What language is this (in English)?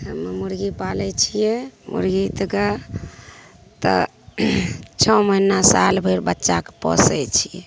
Maithili